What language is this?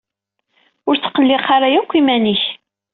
Kabyle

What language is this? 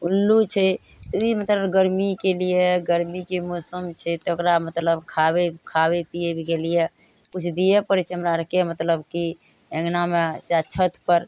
Maithili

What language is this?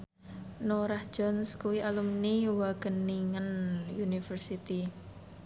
Javanese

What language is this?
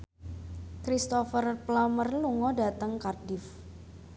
Javanese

